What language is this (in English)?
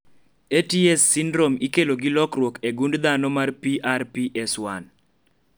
Luo (Kenya and Tanzania)